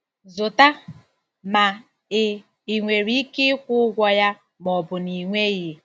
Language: Igbo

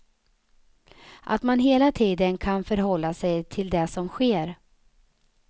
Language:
Swedish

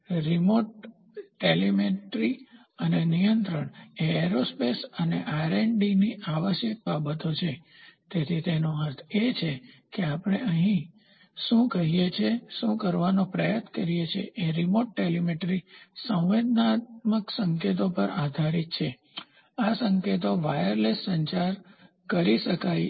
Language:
Gujarati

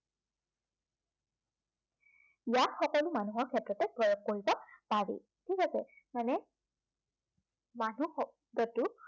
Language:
Assamese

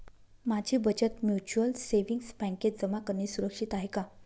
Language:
Marathi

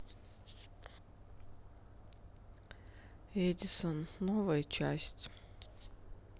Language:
Russian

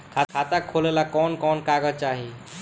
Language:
Bhojpuri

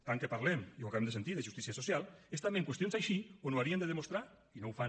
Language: Catalan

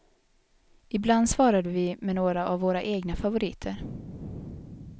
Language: Swedish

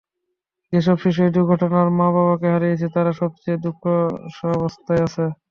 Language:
Bangla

